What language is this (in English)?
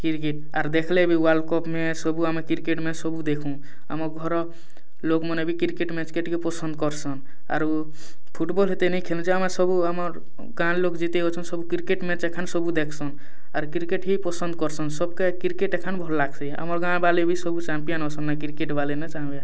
Odia